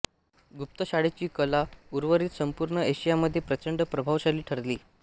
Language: Marathi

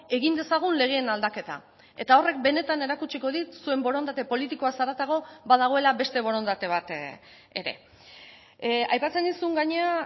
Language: Basque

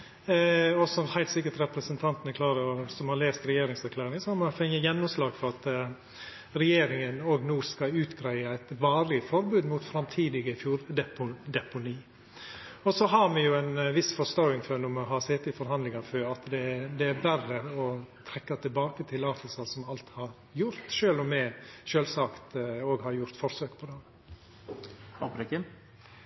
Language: Norwegian Nynorsk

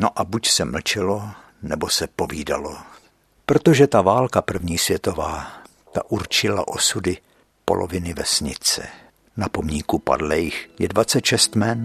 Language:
Czech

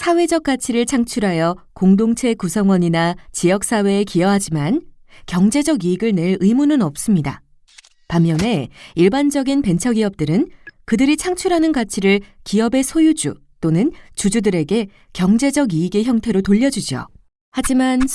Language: Korean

